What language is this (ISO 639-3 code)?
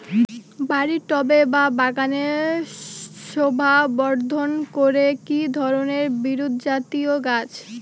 ben